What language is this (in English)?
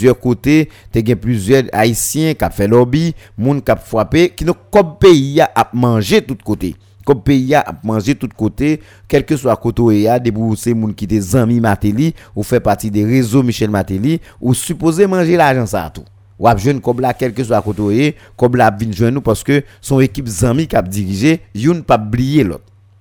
French